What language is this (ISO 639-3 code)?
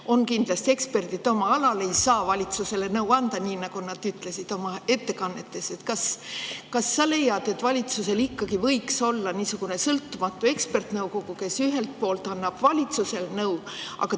est